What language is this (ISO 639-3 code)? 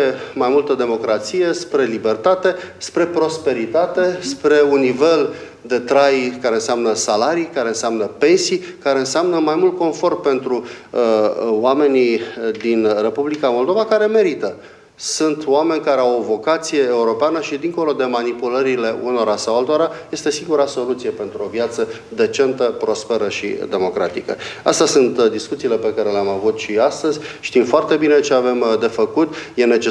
ron